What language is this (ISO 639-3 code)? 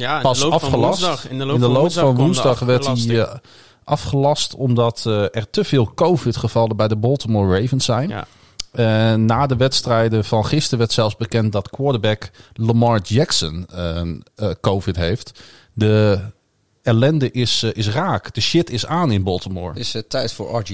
nld